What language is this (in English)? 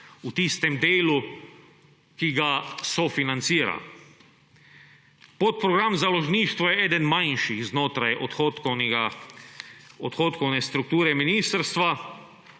Slovenian